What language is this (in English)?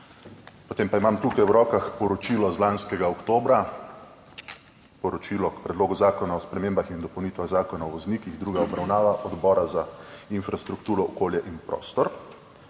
Slovenian